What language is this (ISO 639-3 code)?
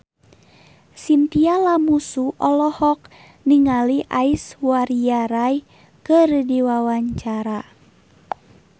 sun